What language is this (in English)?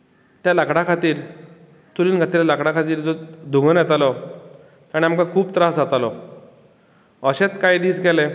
Konkani